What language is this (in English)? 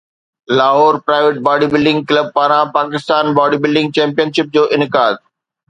Sindhi